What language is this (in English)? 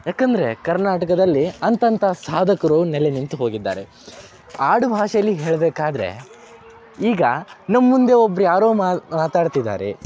Kannada